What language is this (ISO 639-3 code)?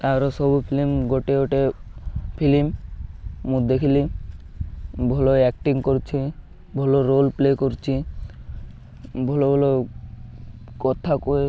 ori